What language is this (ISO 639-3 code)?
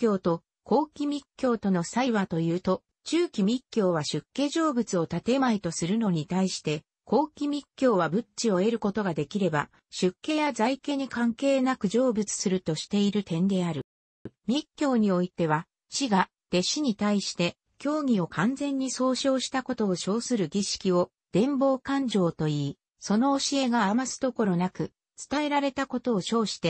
jpn